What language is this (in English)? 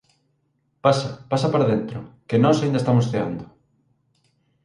Galician